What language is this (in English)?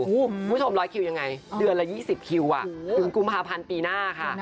Thai